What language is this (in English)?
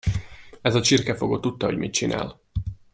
Hungarian